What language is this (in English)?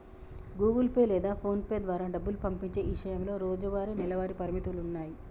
Telugu